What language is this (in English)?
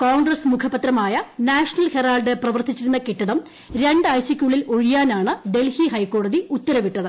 Malayalam